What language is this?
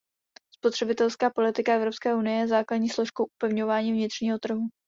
Czech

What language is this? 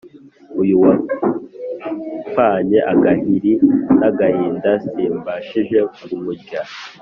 Kinyarwanda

